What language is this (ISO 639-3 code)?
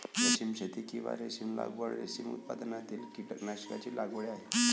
mar